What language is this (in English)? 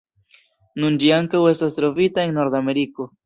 Esperanto